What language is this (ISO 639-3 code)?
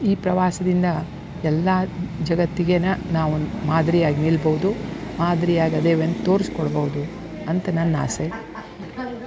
kan